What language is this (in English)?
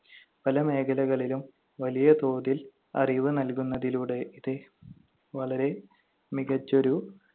Malayalam